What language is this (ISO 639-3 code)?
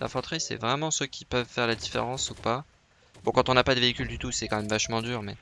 fra